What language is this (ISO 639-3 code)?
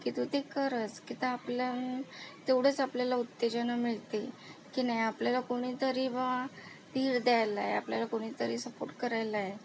mar